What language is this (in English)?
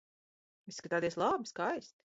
Latvian